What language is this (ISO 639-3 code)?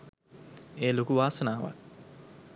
sin